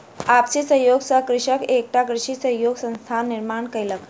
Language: Maithili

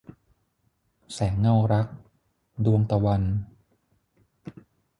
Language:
Thai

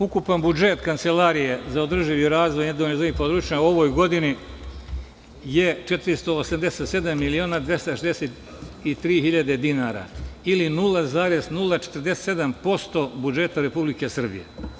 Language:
Serbian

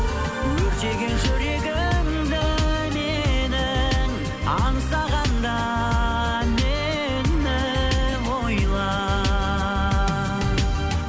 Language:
Kazakh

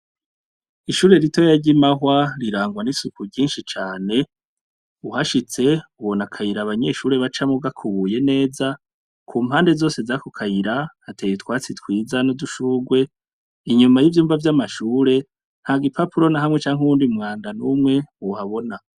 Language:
Rundi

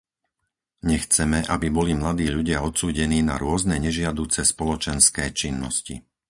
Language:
Slovak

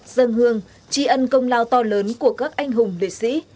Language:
Vietnamese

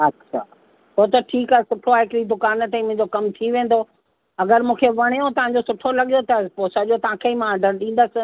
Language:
Sindhi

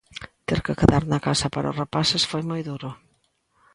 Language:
Galician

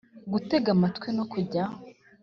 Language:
Kinyarwanda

